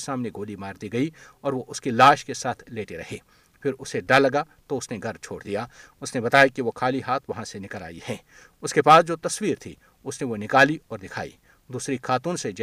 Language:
Urdu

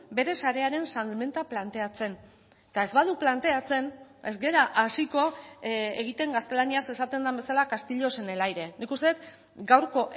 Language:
Basque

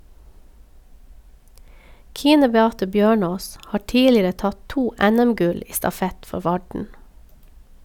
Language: Norwegian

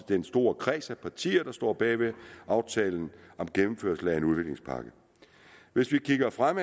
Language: Danish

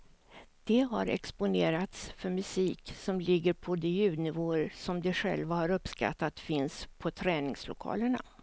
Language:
Swedish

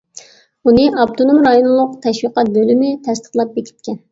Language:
Uyghur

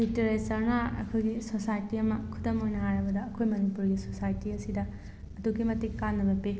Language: Manipuri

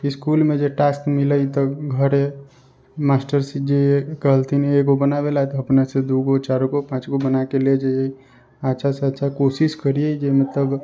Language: Maithili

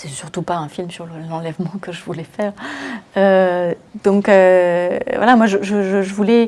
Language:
French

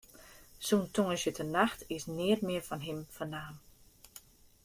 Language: Western Frisian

